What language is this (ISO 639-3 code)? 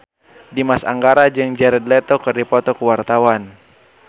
sun